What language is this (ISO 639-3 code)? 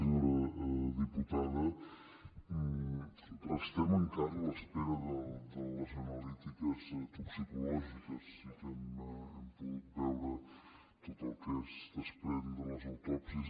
cat